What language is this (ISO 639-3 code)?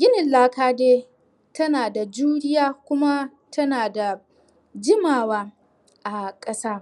hau